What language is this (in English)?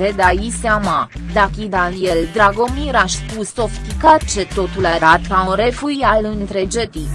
Romanian